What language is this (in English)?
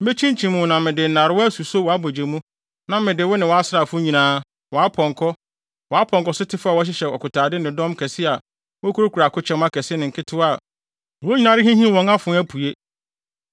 Akan